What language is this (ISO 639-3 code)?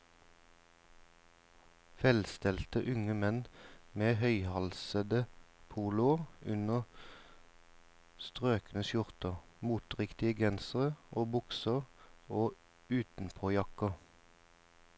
nor